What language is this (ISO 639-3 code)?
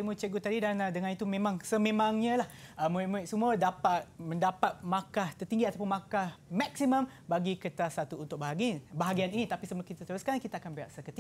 msa